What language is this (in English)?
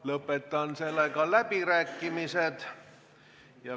Estonian